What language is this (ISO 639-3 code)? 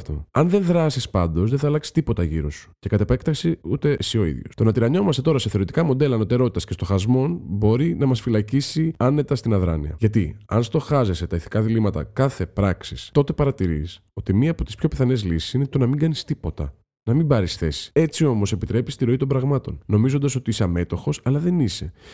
ell